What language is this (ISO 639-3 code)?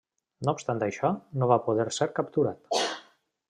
cat